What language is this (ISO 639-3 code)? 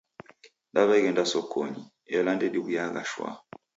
dav